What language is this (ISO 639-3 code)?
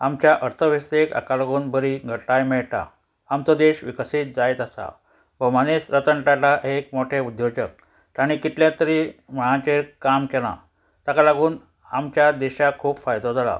kok